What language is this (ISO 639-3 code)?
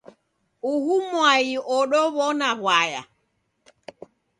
dav